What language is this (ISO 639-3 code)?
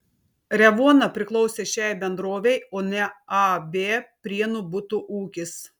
lit